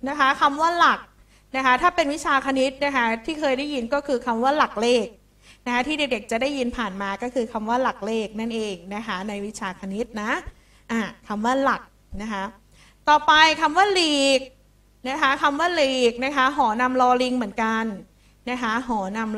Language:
Thai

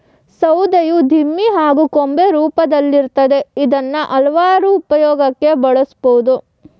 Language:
Kannada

